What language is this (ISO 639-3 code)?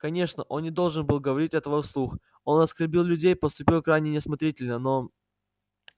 rus